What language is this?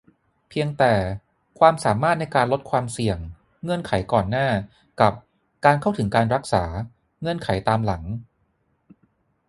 Thai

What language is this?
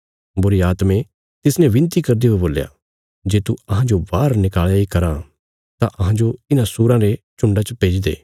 Bilaspuri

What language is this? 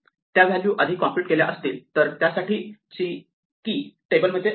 Marathi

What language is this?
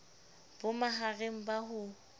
Southern Sotho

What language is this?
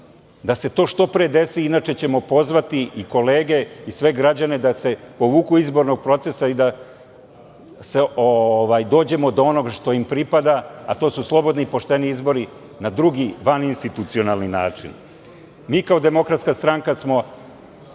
Serbian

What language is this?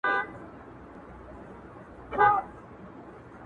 Pashto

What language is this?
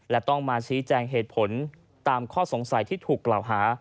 Thai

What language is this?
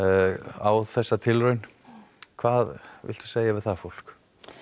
Icelandic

